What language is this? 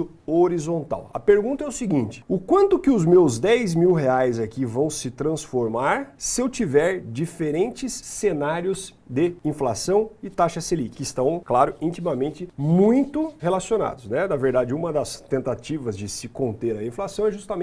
Portuguese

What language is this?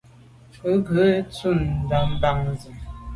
Medumba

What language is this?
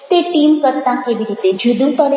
Gujarati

